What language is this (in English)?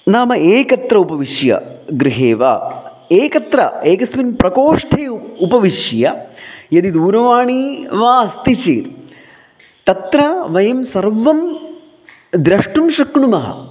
Sanskrit